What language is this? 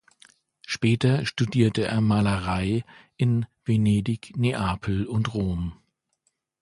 German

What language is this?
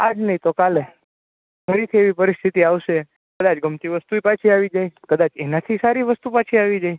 Gujarati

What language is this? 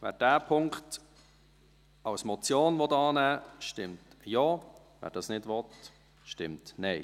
Swiss German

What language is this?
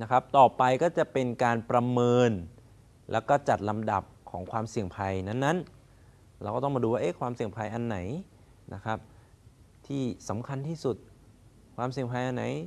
Thai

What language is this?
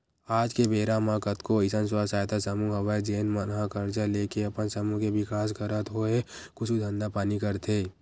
Chhattisgarhi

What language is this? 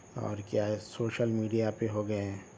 Urdu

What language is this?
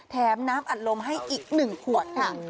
Thai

